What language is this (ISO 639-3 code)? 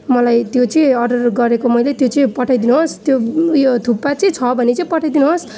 nep